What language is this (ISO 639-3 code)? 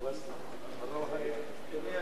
heb